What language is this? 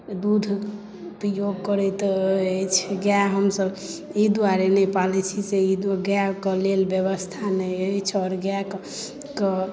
Maithili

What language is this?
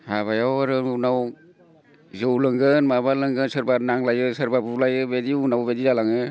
Bodo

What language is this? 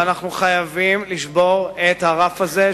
Hebrew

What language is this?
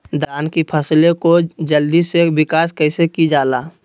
Magahi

